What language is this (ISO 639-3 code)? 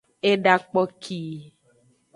ajg